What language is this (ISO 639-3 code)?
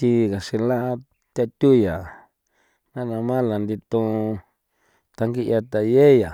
pow